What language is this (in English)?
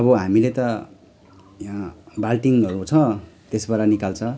Nepali